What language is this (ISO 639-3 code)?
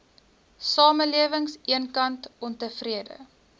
afr